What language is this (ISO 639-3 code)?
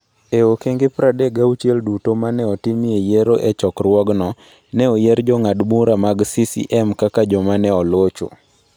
luo